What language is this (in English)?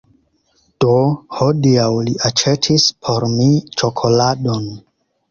Esperanto